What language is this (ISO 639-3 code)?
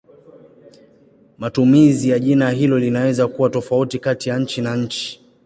swa